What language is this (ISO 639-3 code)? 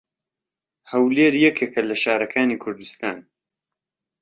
ckb